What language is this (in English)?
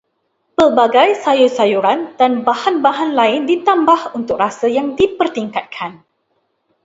Malay